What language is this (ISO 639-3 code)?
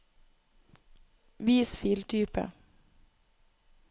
nor